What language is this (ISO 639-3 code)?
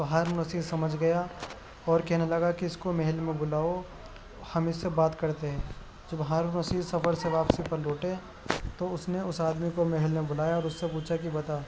urd